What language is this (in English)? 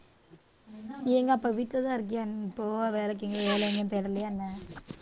Tamil